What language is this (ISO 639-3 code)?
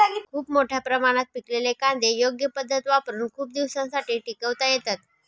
mar